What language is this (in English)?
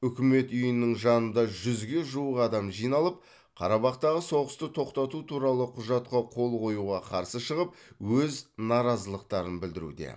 Kazakh